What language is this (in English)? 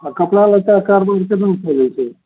Maithili